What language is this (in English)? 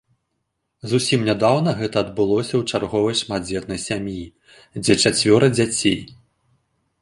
Belarusian